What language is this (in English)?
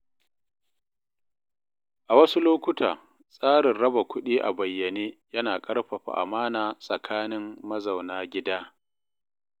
Hausa